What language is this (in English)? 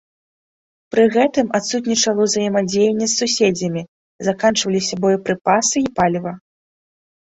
Belarusian